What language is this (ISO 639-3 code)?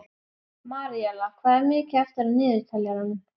isl